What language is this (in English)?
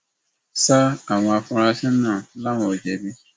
Yoruba